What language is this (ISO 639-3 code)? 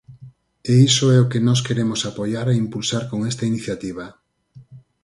glg